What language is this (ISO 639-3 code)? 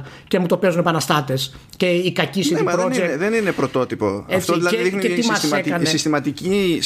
ell